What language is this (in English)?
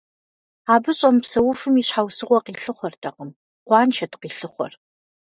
Kabardian